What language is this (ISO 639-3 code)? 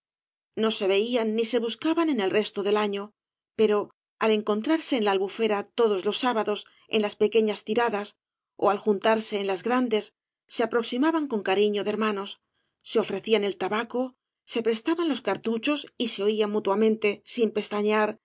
spa